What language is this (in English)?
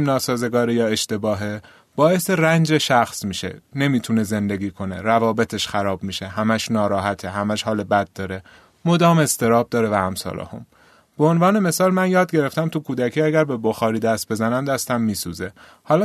Persian